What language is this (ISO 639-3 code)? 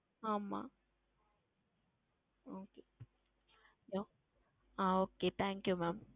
tam